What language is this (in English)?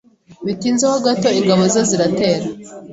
Kinyarwanda